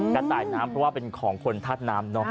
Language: Thai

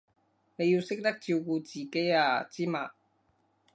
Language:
Cantonese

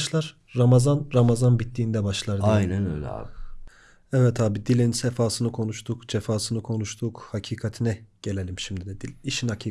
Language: Turkish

